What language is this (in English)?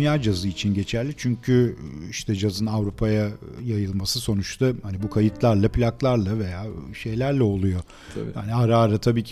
Turkish